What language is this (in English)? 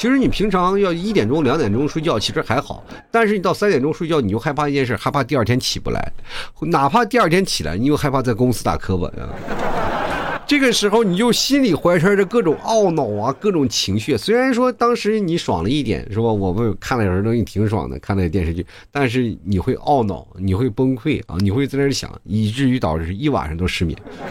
Chinese